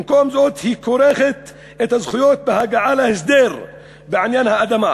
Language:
Hebrew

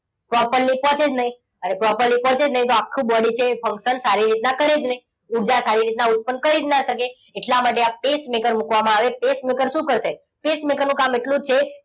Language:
Gujarati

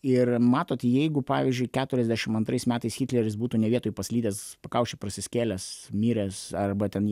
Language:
Lithuanian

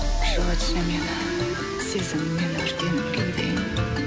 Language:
Kazakh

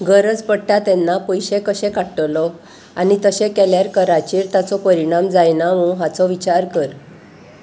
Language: Konkani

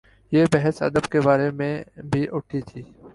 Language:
Urdu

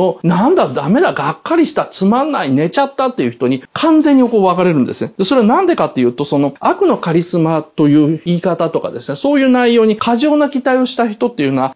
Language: Japanese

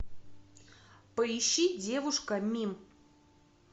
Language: Russian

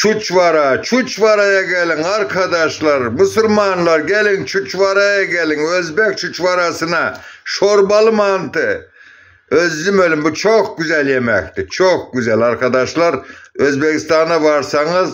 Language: Turkish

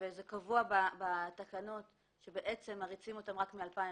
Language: Hebrew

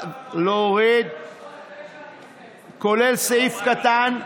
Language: Hebrew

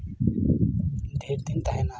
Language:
Santali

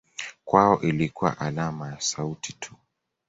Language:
Swahili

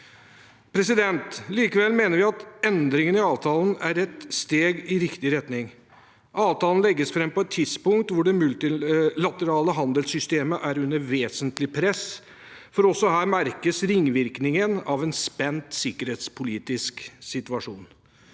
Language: Norwegian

